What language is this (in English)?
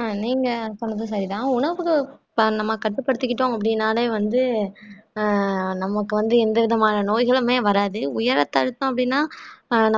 Tamil